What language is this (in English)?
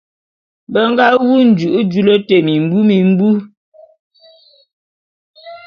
Bulu